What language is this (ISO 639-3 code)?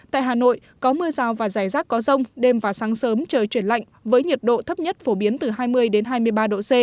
vie